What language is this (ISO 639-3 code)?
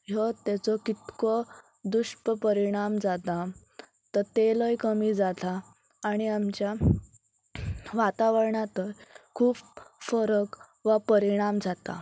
kok